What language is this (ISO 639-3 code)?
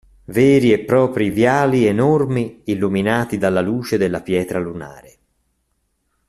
ita